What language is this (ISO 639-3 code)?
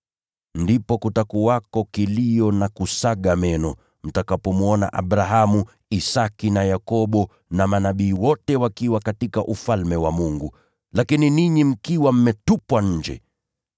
swa